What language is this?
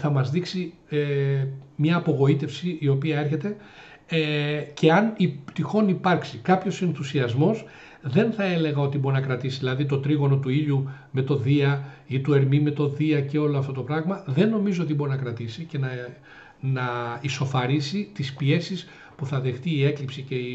Greek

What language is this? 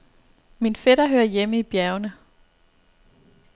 Danish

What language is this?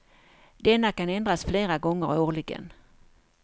Swedish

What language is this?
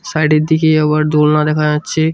Bangla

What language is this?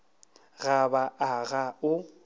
Northern Sotho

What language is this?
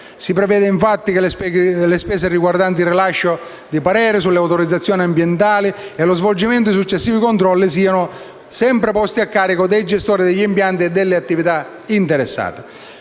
Italian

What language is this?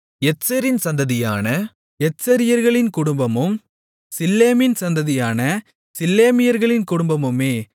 Tamil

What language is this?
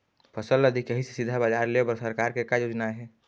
Chhattisgarhi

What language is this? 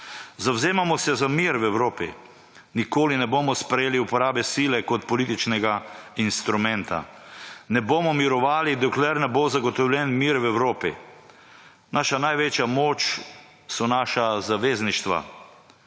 Slovenian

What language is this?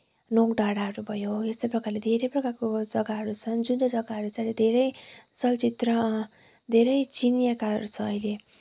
Nepali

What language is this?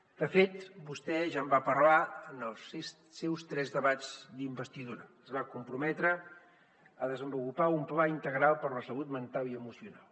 Catalan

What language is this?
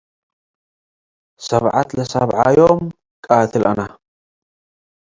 Tigre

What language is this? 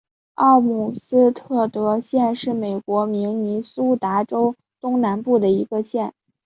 Chinese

